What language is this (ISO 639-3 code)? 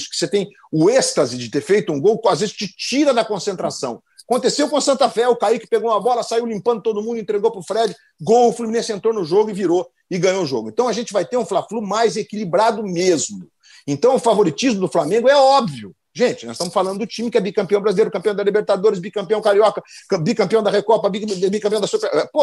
por